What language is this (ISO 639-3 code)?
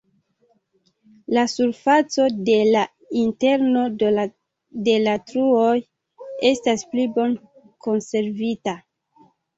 epo